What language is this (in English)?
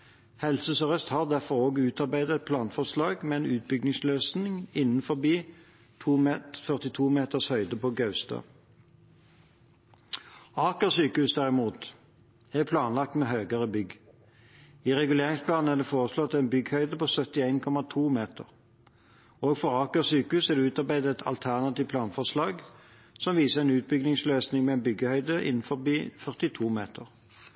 Norwegian Bokmål